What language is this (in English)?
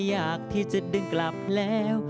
Thai